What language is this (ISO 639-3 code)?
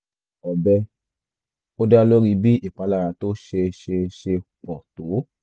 yor